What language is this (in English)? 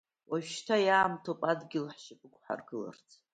Abkhazian